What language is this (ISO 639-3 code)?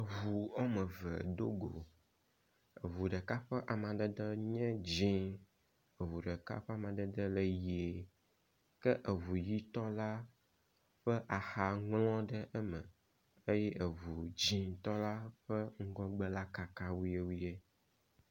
ewe